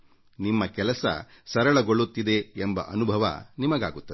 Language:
Kannada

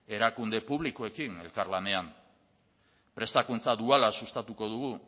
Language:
Basque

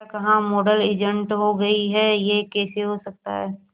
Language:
Hindi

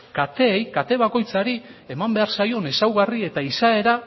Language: Basque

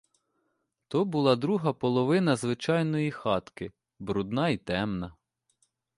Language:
Ukrainian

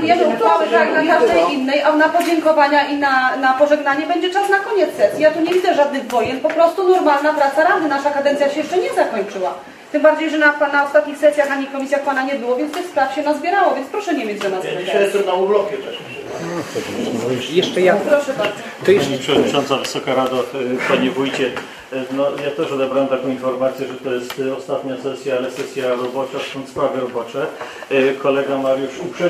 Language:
Polish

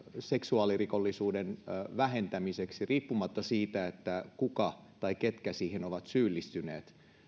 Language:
Finnish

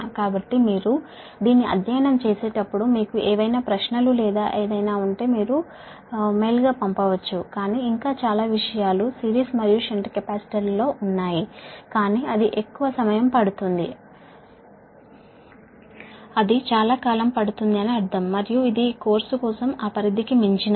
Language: Telugu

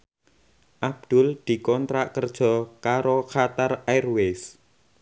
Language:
Javanese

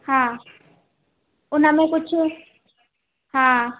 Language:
Sindhi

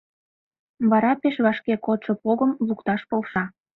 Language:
Mari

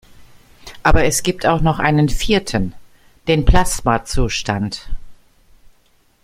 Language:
German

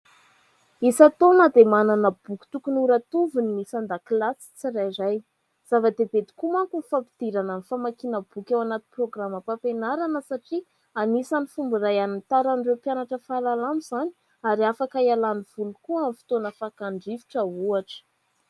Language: Malagasy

